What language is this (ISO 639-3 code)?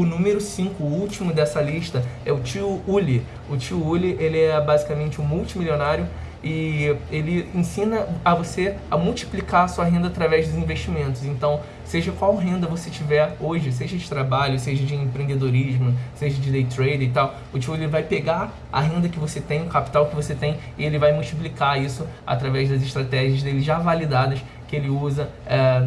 por